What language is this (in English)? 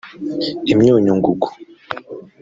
Kinyarwanda